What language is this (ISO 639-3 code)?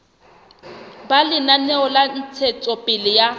sot